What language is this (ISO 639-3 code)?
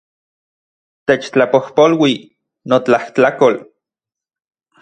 ncx